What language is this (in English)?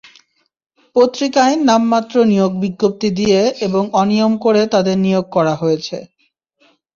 Bangla